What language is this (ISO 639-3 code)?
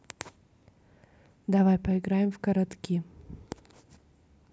rus